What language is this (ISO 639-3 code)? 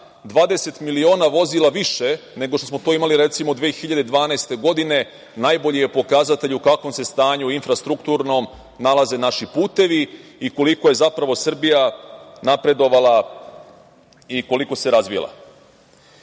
srp